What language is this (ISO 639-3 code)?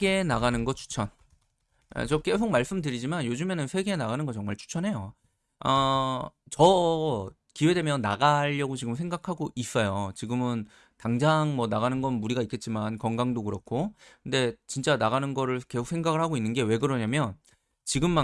kor